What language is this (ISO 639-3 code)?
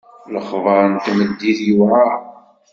kab